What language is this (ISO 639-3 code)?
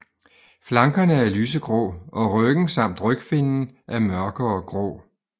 dan